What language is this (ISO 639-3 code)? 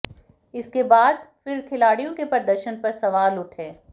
hin